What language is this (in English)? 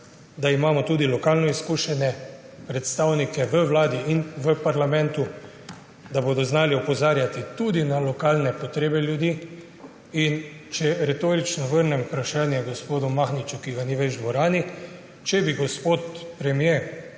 Slovenian